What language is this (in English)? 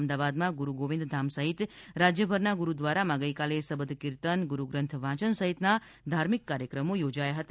Gujarati